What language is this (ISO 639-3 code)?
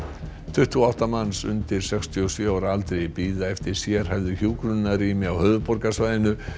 isl